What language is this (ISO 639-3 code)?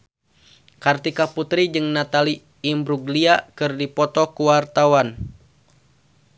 sun